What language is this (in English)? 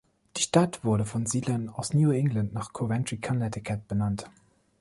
German